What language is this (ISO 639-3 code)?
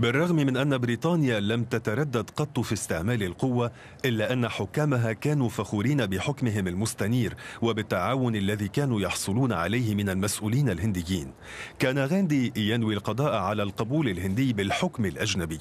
ara